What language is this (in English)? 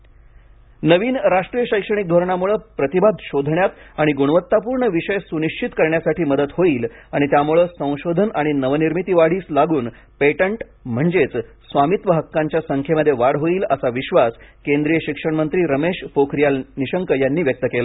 Marathi